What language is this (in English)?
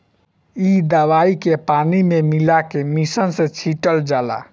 Bhojpuri